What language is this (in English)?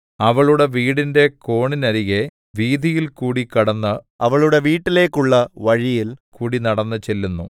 Malayalam